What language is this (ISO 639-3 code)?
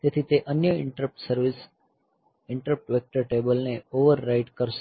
guj